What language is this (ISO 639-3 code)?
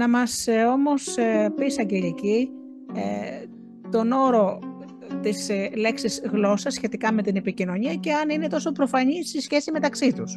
ell